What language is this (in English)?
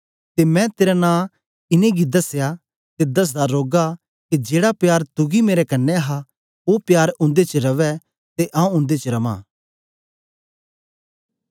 Dogri